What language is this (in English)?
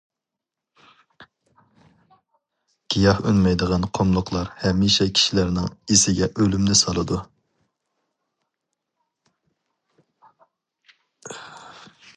Uyghur